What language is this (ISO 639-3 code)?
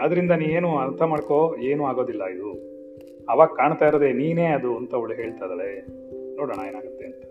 kan